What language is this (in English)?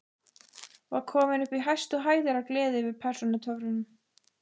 Icelandic